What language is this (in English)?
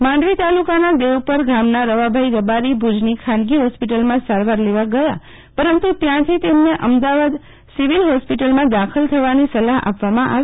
Gujarati